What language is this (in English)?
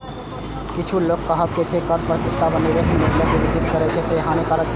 Maithili